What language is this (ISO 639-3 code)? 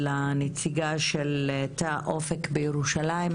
heb